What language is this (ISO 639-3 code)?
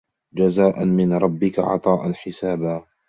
ara